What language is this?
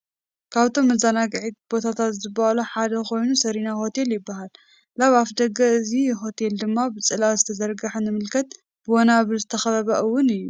Tigrinya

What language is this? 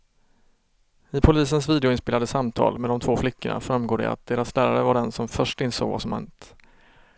Swedish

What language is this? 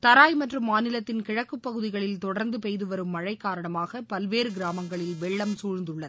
Tamil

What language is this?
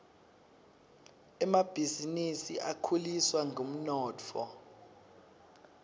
Swati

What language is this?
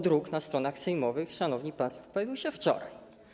Polish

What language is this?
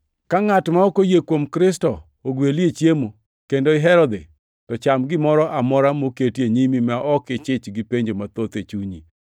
Luo (Kenya and Tanzania)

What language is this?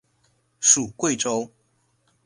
Chinese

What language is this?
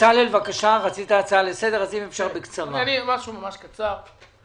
Hebrew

